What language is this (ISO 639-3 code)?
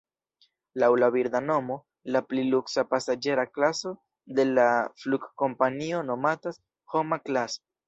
epo